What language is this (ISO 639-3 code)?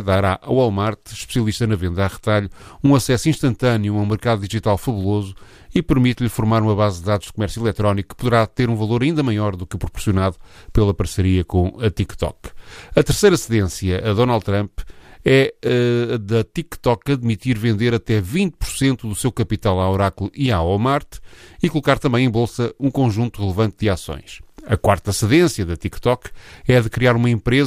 por